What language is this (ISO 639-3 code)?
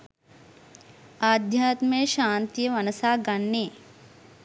sin